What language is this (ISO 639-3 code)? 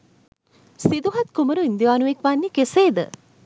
sin